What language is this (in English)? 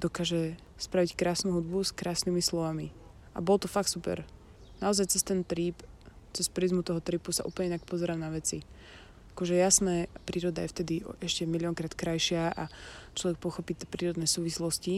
Slovak